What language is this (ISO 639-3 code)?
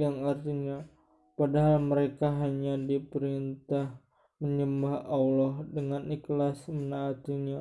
ind